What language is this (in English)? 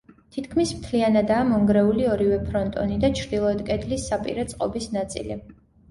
Georgian